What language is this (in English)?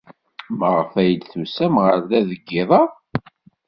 Kabyle